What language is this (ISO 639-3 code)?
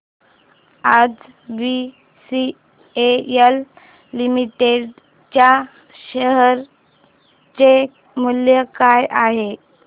mar